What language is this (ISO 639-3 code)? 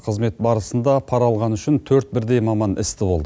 kaz